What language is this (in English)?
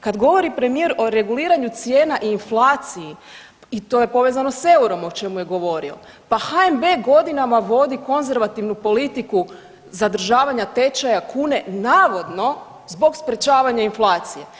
Croatian